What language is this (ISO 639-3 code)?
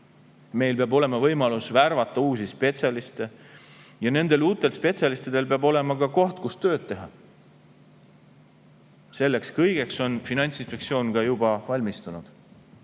est